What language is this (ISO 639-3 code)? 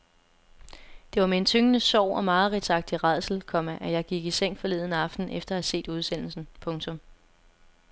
dan